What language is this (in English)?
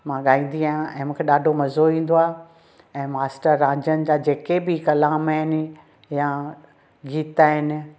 Sindhi